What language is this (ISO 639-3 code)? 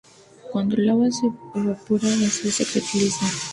spa